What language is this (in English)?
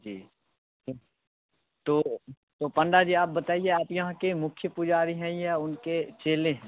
Hindi